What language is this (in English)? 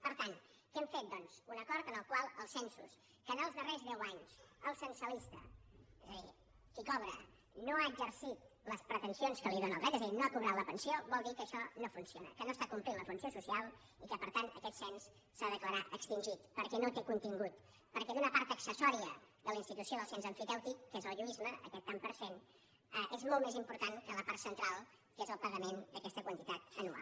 Catalan